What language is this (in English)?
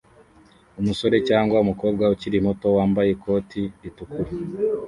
Kinyarwanda